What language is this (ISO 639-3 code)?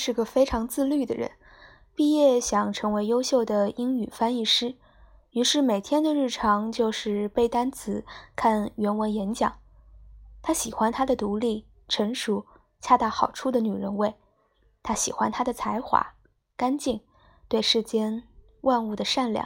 zho